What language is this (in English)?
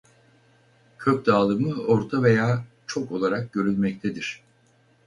Turkish